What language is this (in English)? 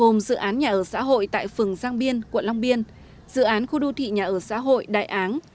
Vietnamese